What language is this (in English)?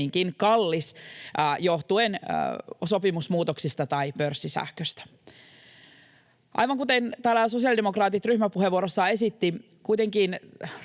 Finnish